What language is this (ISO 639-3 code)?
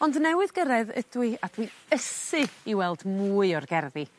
cym